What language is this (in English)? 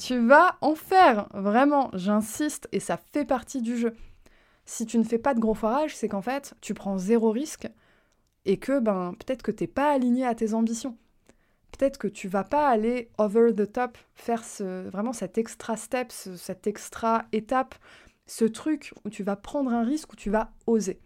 French